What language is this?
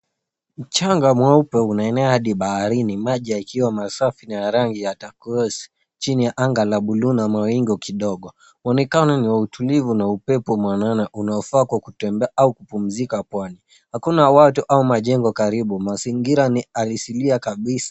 Swahili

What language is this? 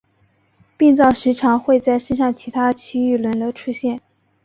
Chinese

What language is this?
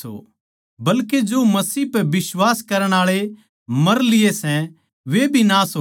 Haryanvi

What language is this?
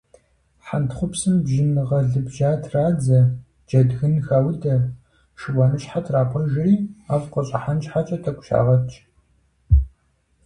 Kabardian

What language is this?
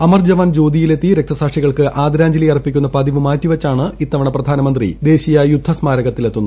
Malayalam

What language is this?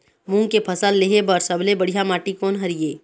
Chhattisgarhi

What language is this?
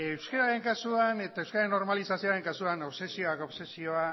Basque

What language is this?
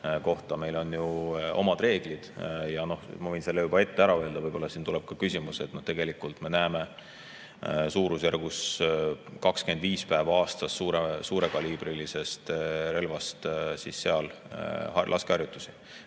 Estonian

